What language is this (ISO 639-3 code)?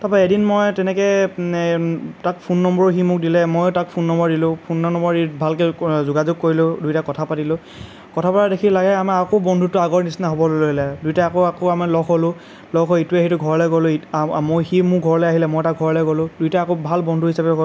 asm